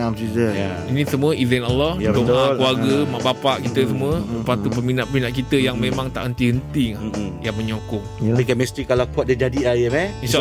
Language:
Malay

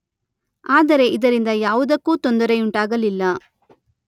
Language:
Kannada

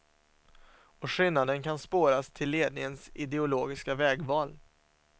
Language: Swedish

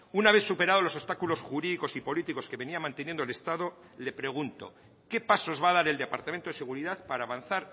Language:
Spanish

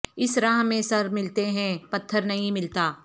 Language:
Urdu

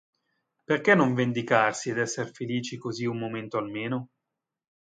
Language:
Italian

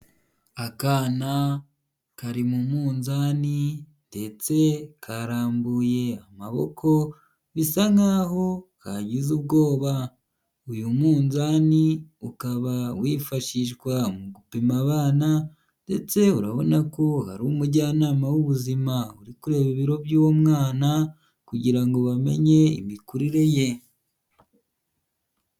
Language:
Kinyarwanda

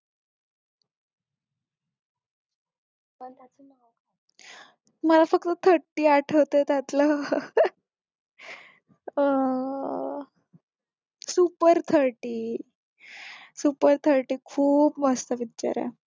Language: Marathi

